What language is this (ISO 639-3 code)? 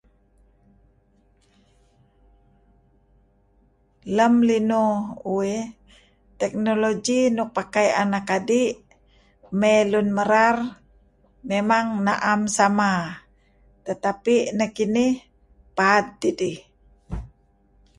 kzi